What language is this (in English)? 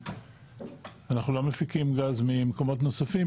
Hebrew